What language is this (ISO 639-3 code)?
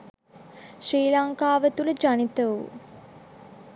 sin